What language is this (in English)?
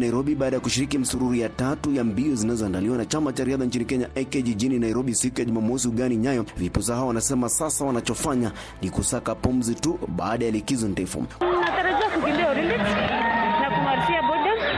Swahili